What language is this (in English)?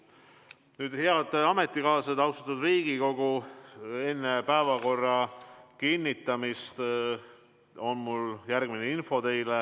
Estonian